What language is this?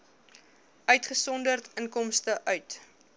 Afrikaans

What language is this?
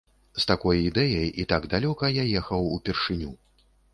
Belarusian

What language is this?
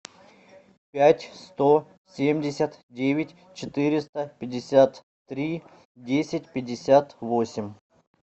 Russian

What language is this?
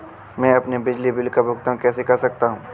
Hindi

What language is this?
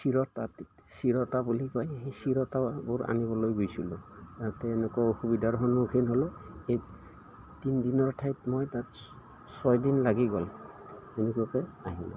Assamese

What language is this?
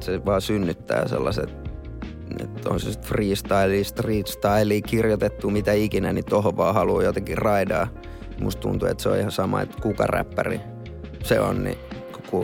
Finnish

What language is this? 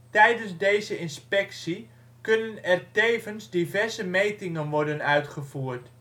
Dutch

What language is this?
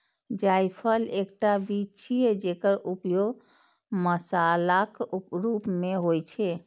Maithili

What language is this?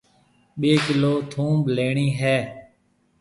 Marwari (Pakistan)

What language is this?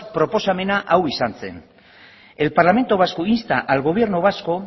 Spanish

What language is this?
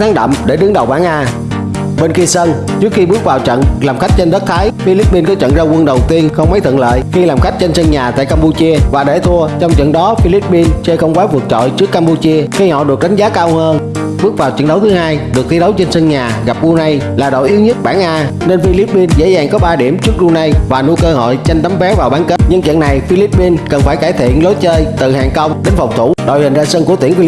Vietnamese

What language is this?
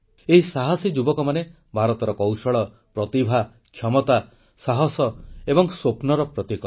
Odia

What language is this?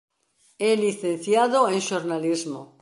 Galician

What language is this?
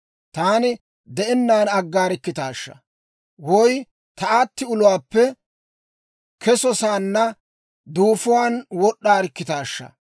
Dawro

